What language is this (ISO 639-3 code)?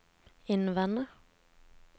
nor